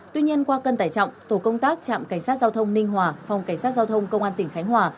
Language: Vietnamese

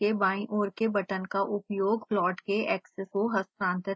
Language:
Hindi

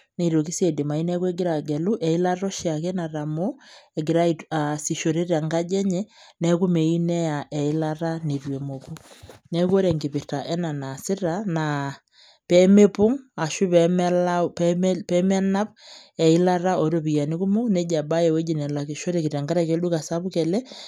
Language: Masai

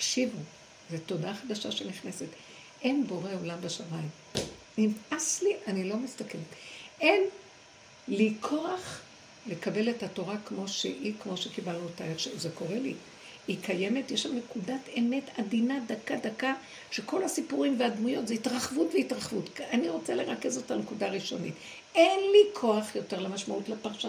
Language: Hebrew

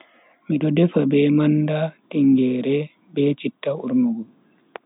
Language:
Bagirmi Fulfulde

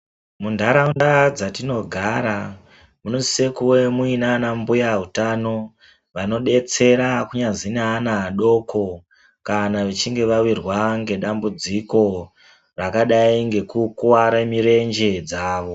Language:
Ndau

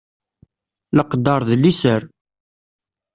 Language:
Kabyle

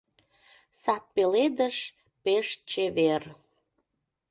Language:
Mari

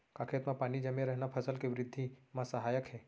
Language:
Chhattisgarhi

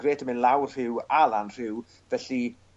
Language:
Welsh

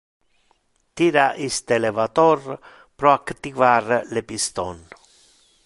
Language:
Interlingua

